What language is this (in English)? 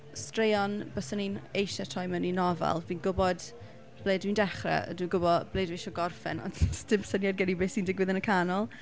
Welsh